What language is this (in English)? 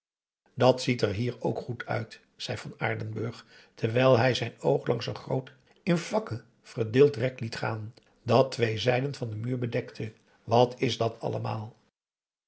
Dutch